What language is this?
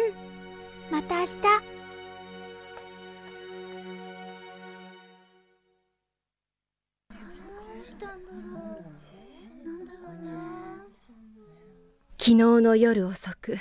Japanese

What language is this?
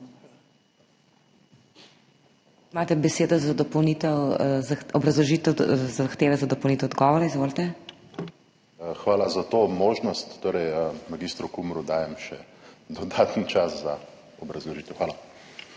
Slovenian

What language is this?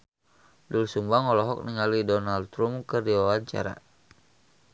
Sundanese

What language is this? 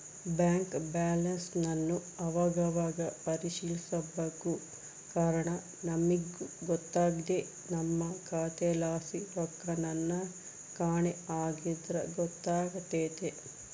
Kannada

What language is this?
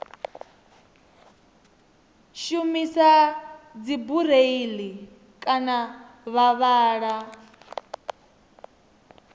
Venda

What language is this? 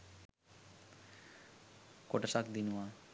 Sinhala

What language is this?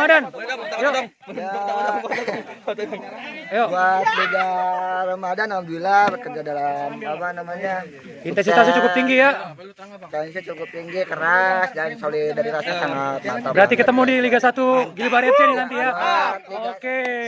Indonesian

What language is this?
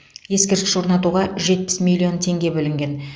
Kazakh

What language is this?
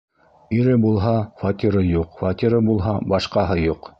Bashkir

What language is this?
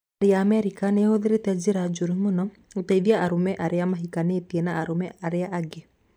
Kikuyu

